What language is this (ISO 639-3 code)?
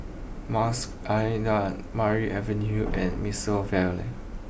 eng